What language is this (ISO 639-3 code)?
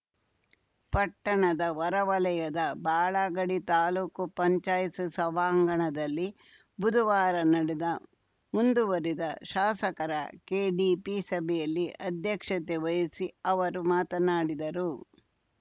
kan